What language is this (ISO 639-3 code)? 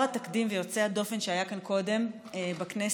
heb